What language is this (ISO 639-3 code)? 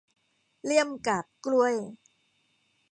tha